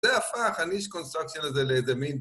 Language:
Hebrew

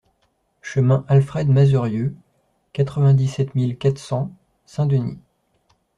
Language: French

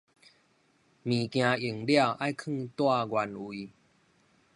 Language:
Min Nan Chinese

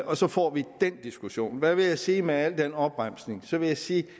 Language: Danish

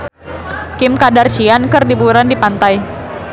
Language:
Sundanese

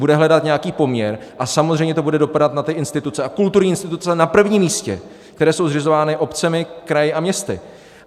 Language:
Czech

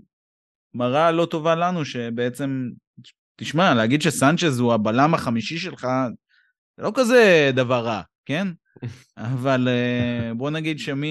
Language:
Hebrew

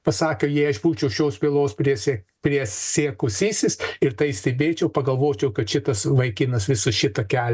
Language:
Lithuanian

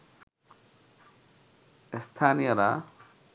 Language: Bangla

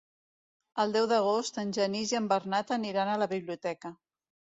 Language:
Catalan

